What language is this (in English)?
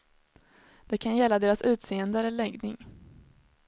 Swedish